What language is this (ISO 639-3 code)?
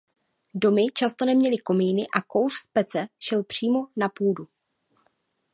ces